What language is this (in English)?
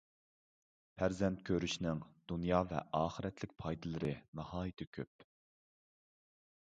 Uyghur